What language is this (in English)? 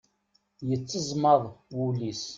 Kabyle